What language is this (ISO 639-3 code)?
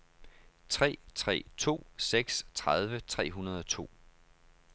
dan